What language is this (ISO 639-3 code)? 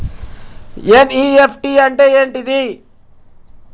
tel